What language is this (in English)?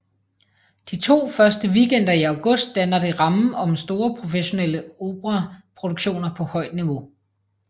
Danish